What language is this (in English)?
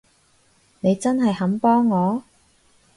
Cantonese